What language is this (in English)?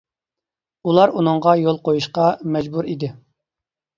Uyghur